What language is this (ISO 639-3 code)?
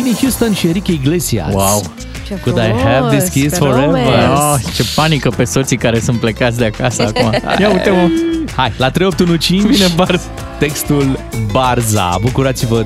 ron